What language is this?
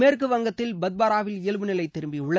Tamil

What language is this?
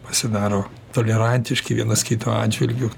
Lithuanian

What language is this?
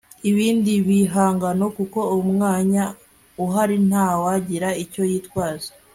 Kinyarwanda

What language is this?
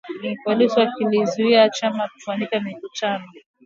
Swahili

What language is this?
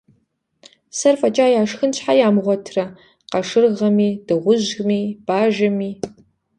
Kabardian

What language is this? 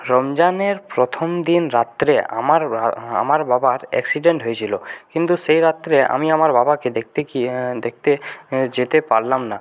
Bangla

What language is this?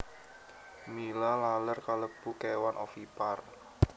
Javanese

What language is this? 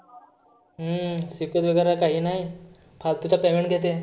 Marathi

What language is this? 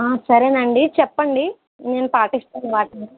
Telugu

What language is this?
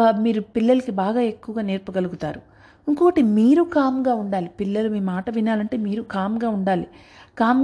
Telugu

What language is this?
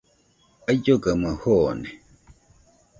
Nüpode Huitoto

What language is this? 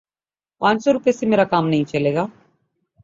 Urdu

